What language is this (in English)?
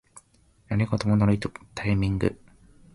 Japanese